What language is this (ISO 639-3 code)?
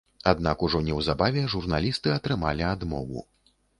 bel